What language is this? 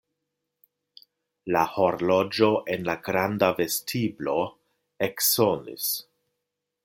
Esperanto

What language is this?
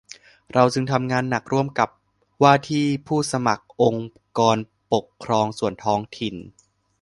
Thai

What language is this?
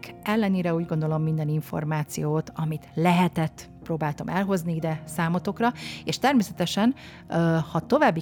Hungarian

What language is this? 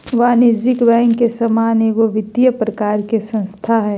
Magahi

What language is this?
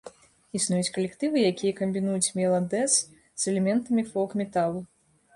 Belarusian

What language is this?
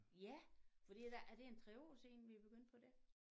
Danish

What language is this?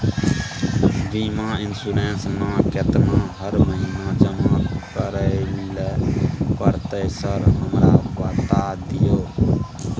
Maithili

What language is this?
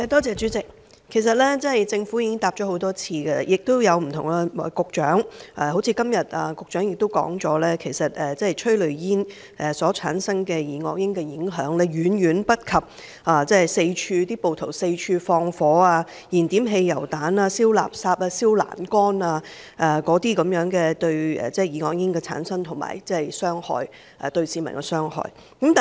Cantonese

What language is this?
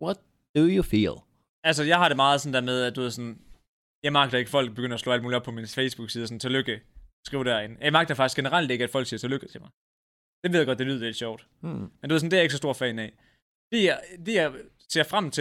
Danish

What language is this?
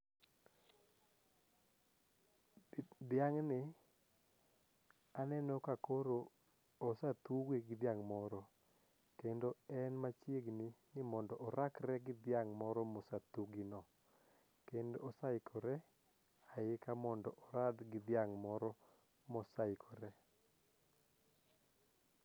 Luo (Kenya and Tanzania)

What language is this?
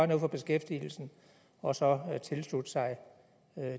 Danish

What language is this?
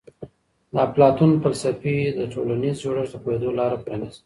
Pashto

